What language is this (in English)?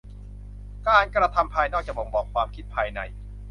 Thai